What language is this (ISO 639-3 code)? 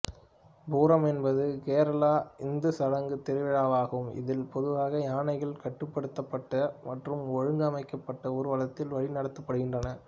tam